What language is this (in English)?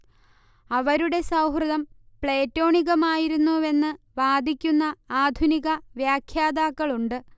Malayalam